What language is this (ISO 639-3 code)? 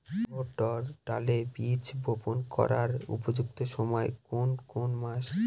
ben